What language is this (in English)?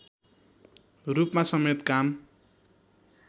Nepali